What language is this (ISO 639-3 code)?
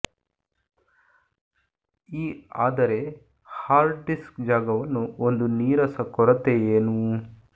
kan